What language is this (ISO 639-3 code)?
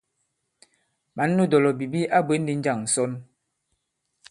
abb